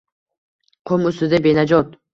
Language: Uzbek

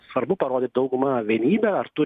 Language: Lithuanian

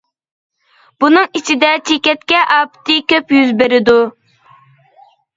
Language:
Uyghur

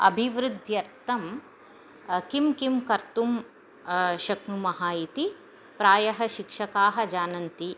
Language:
Sanskrit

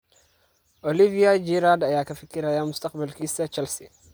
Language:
Somali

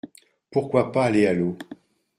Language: French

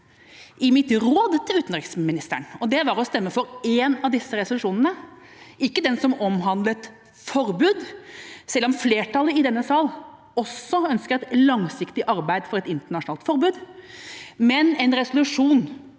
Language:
Norwegian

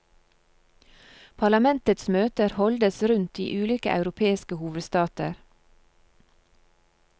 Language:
Norwegian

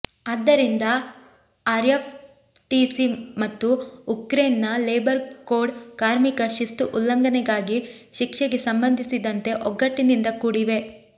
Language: Kannada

